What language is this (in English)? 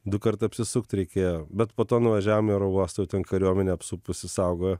Lithuanian